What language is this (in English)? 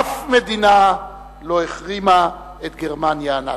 Hebrew